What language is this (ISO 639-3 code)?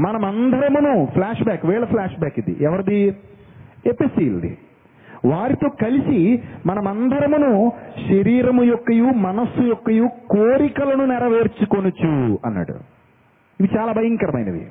tel